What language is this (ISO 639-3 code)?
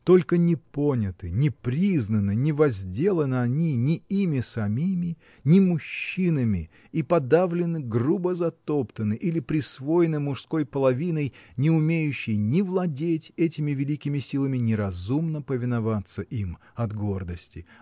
rus